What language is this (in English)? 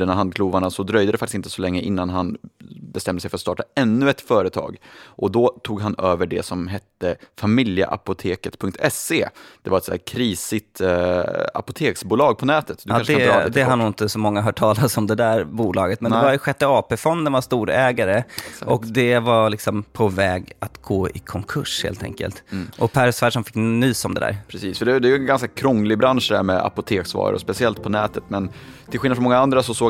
Swedish